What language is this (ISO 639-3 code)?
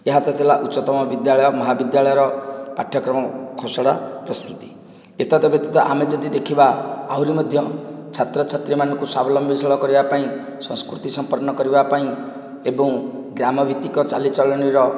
ori